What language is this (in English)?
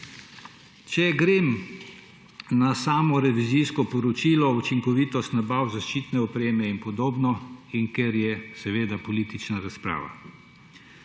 Slovenian